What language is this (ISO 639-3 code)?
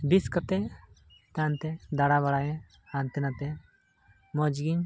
sat